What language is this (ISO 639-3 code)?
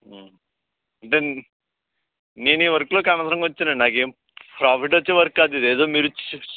tel